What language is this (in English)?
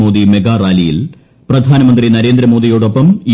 Malayalam